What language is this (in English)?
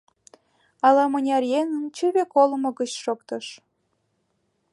Mari